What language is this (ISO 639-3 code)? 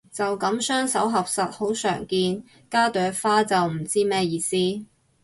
yue